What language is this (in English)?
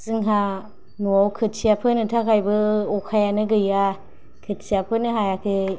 Bodo